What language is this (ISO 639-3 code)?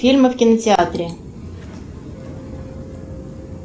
rus